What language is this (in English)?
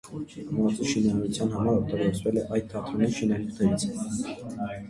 Armenian